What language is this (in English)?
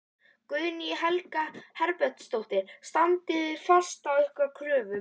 Icelandic